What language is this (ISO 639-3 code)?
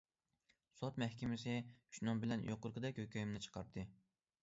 uig